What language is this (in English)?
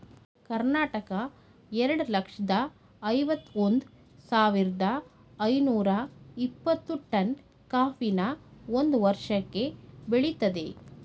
Kannada